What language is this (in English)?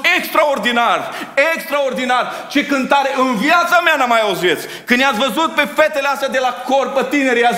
Romanian